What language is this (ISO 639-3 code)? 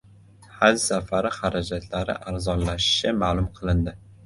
uzb